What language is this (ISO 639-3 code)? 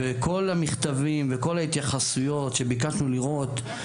heb